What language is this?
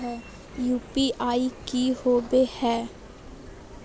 Magahi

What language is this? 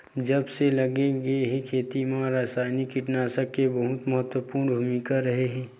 Chhattisgarhi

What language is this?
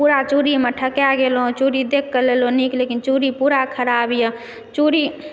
Maithili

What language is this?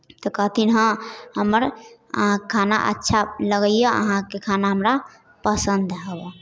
Maithili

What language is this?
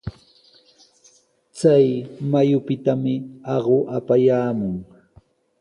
Sihuas Ancash Quechua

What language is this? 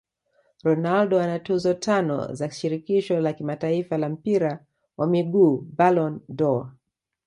Swahili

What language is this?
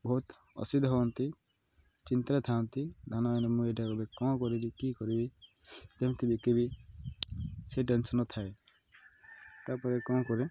Odia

